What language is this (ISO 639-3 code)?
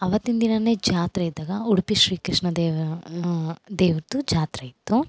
kan